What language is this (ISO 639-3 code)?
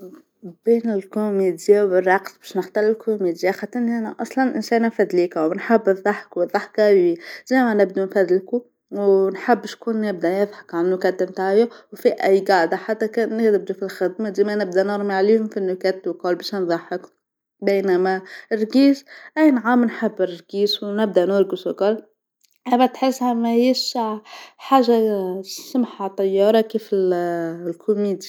aeb